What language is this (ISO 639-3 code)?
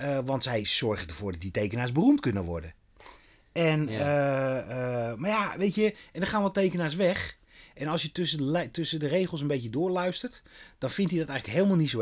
nld